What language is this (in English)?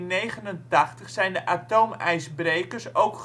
Dutch